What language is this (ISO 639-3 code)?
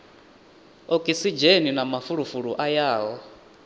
ven